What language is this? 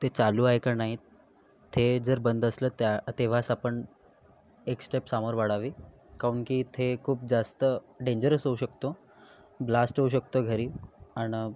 Marathi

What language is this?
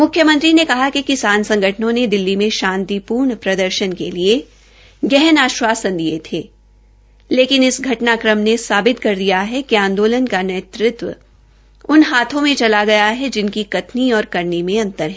Hindi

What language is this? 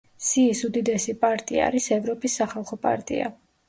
Georgian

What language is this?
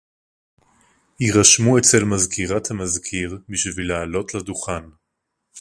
Hebrew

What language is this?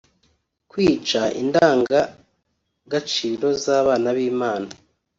Kinyarwanda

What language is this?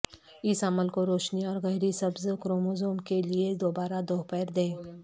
Urdu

